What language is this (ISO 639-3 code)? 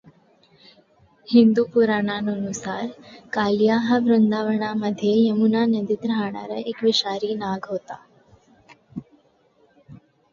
mar